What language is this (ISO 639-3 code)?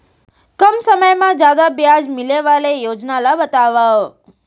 hne